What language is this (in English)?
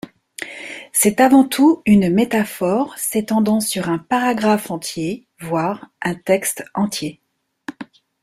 French